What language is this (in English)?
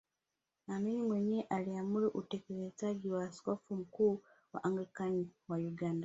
Swahili